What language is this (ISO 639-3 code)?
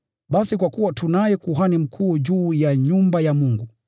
swa